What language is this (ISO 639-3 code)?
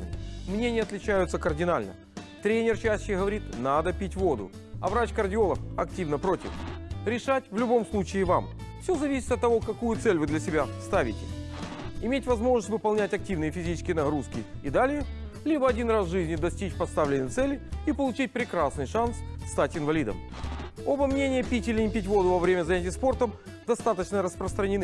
rus